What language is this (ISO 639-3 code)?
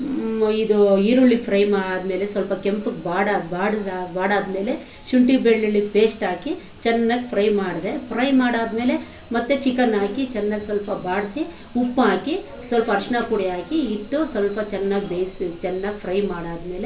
kan